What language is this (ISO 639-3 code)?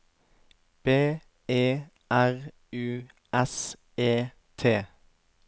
nor